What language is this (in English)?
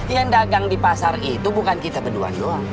Indonesian